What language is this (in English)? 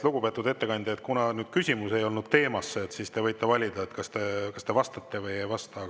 Estonian